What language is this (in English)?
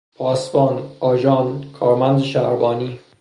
Persian